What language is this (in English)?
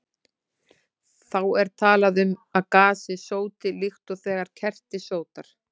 Icelandic